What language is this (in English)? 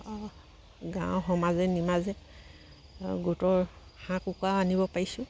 Assamese